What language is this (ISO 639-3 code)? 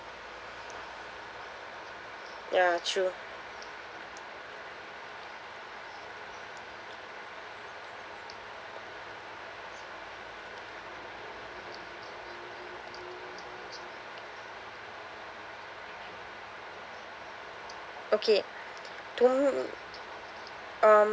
eng